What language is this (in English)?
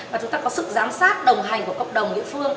Vietnamese